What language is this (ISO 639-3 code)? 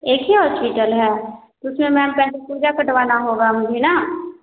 hin